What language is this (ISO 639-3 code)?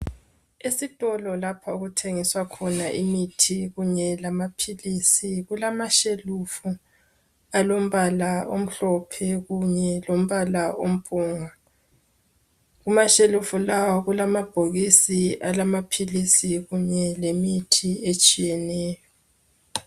nde